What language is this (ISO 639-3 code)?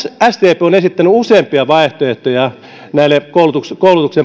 fin